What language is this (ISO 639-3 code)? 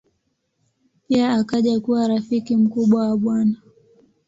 swa